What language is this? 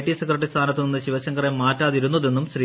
Malayalam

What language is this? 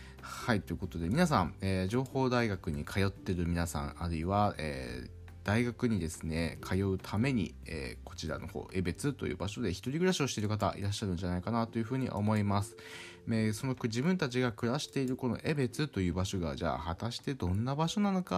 Japanese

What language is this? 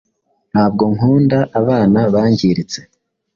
Kinyarwanda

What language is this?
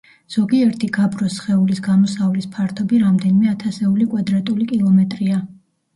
Georgian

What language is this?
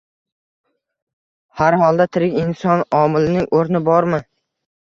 Uzbek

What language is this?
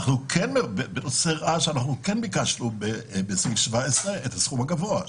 Hebrew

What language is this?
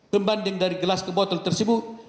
Indonesian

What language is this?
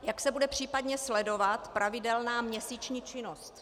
Czech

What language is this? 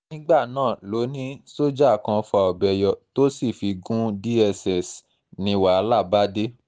Yoruba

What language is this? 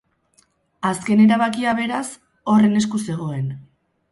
Basque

